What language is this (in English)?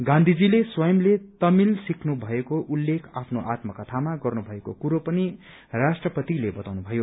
Nepali